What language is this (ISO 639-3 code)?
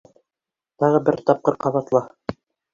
bak